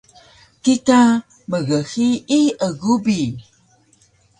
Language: Taroko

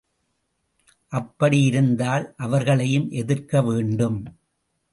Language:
Tamil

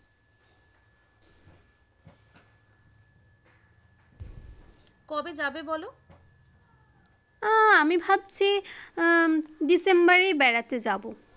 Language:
Bangla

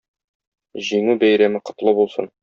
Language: Tatar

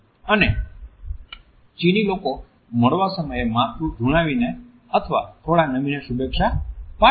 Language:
Gujarati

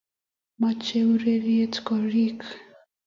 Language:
Kalenjin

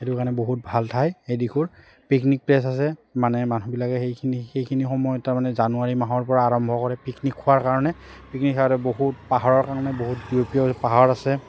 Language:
Assamese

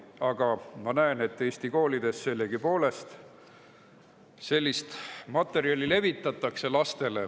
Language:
Estonian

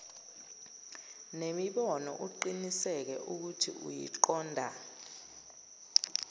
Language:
Zulu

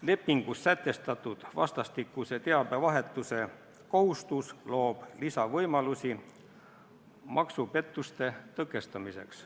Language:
Estonian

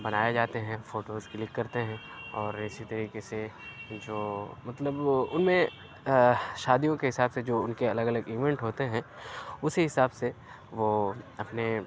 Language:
Urdu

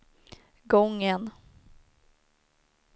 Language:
Swedish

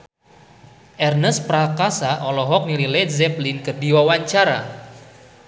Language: Sundanese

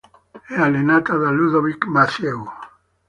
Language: Italian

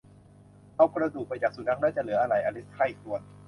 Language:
Thai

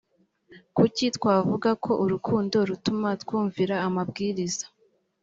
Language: Kinyarwanda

